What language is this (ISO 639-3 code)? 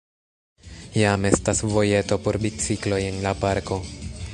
epo